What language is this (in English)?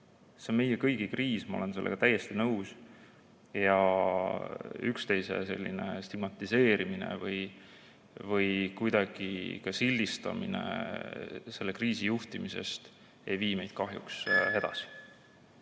Estonian